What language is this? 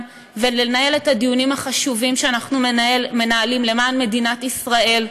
Hebrew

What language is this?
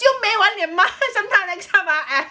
English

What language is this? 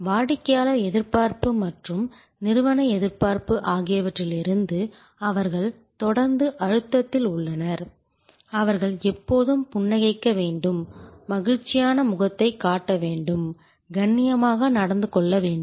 Tamil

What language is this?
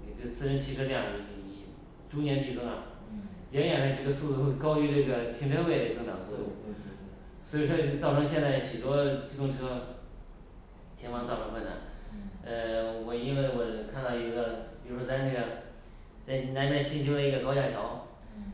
Chinese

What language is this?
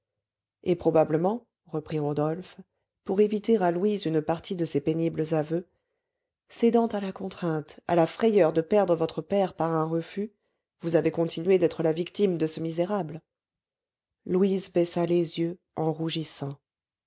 French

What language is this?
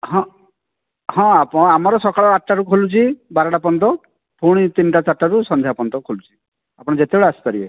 Odia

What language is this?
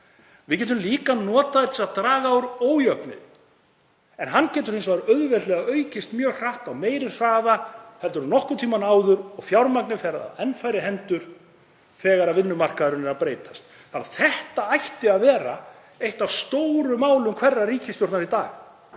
Icelandic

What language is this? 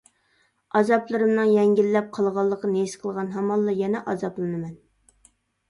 Uyghur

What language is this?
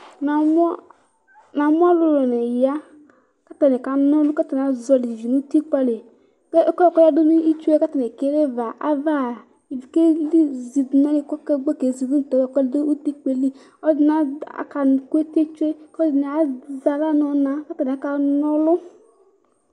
Ikposo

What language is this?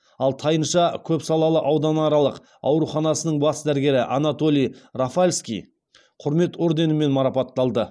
Kazakh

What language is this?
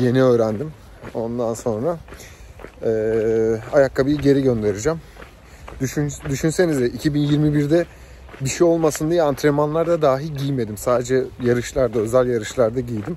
Turkish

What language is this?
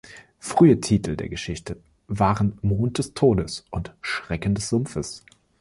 German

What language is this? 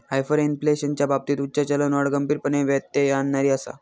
Marathi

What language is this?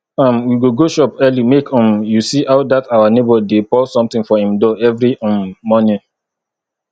Nigerian Pidgin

